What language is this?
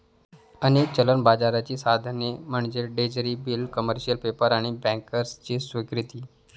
Marathi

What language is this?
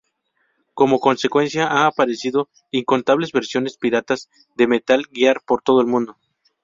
Spanish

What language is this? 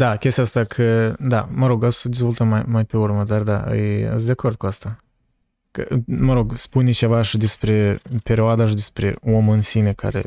Romanian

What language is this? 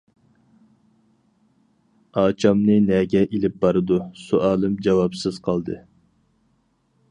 Uyghur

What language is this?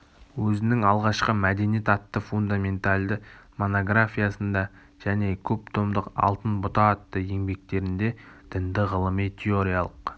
Kazakh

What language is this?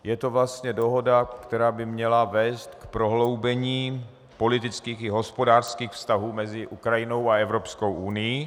Czech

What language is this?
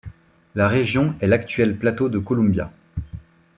French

